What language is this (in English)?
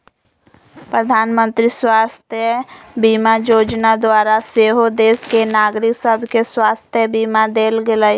Magahi